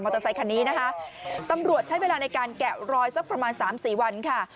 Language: Thai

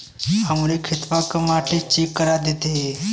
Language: Bhojpuri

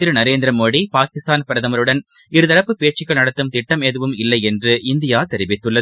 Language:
Tamil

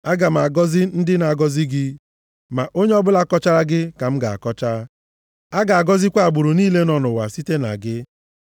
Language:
Igbo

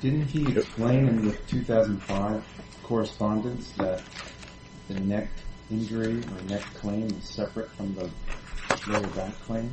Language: English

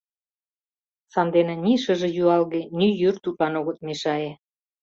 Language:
Mari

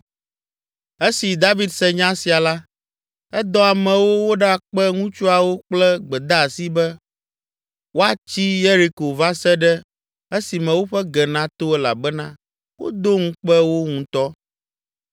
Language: Ewe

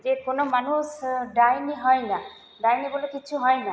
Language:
Bangla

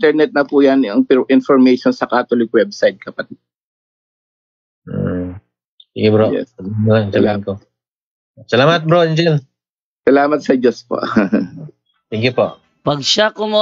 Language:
Filipino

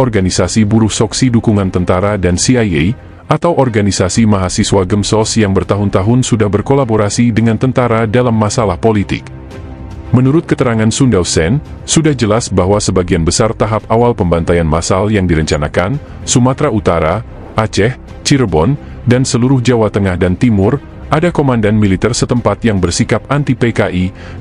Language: Indonesian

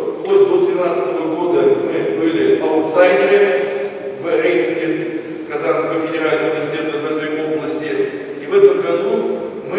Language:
Russian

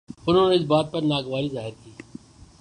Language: Urdu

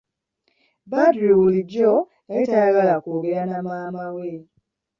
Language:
Ganda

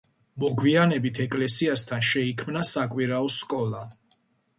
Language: Georgian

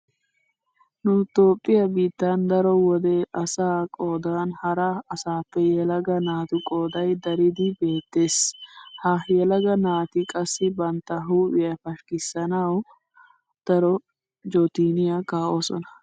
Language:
Wolaytta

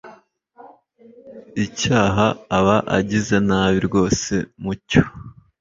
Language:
Kinyarwanda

